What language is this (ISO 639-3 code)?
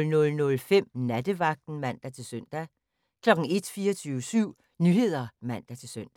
dan